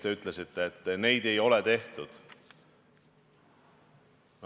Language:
Estonian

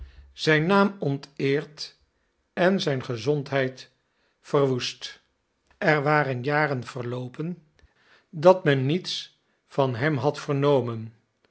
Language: Dutch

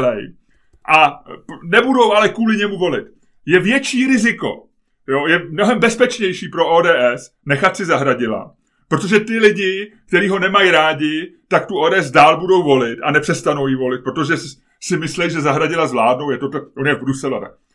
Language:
Czech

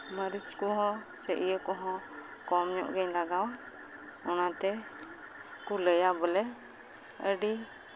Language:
Santali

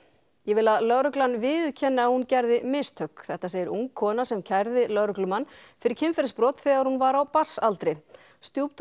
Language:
Icelandic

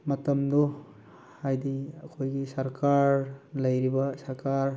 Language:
Manipuri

